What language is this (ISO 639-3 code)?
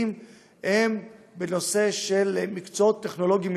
heb